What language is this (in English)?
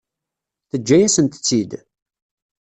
Kabyle